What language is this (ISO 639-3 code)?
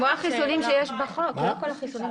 heb